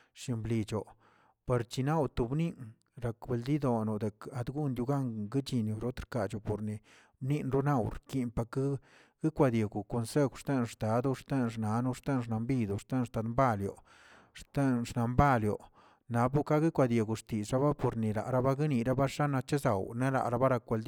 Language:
Tilquiapan Zapotec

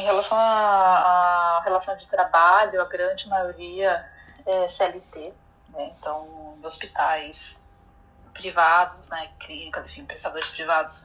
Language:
Portuguese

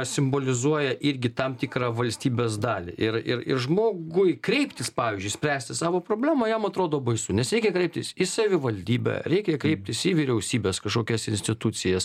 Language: Lithuanian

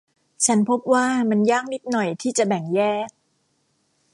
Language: Thai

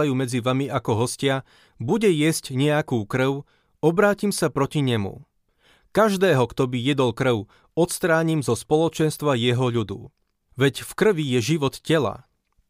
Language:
Slovak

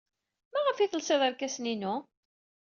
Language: Kabyle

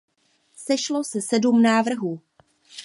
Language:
Czech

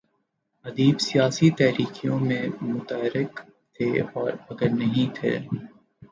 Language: Urdu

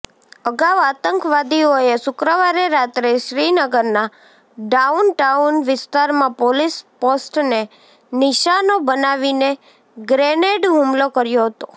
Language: Gujarati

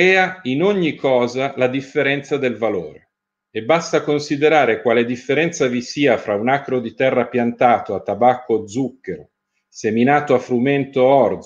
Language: Italian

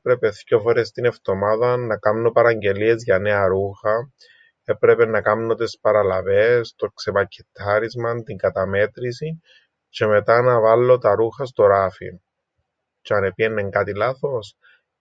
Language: Greek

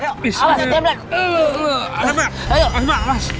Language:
Indonesian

